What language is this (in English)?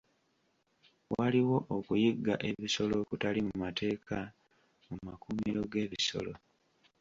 Ganda